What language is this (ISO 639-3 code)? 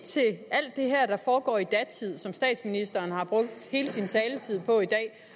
dan